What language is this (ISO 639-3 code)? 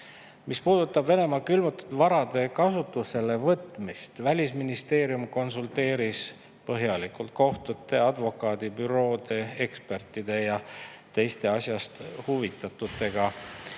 est